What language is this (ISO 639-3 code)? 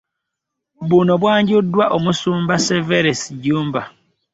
lug